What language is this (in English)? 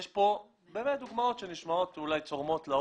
Hebrew